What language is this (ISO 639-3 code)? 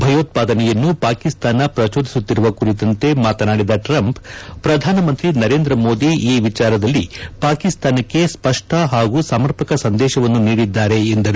kan